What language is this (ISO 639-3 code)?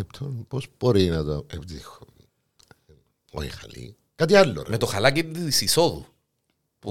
ell